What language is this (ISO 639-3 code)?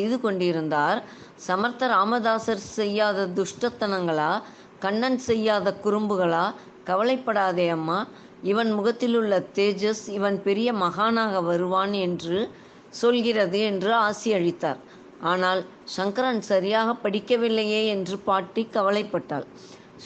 tam